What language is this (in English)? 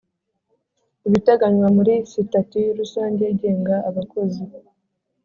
Kinyarwanda